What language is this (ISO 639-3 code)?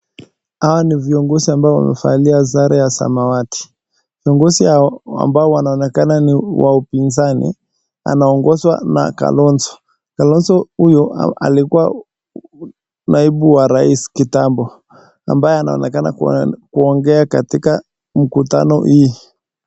swa